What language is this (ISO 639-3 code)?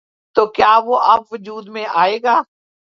urd